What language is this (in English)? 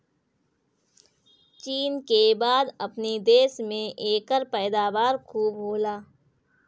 Bhojpuri